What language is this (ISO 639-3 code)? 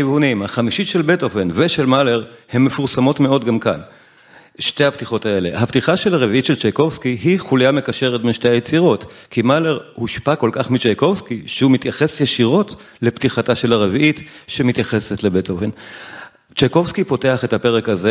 heb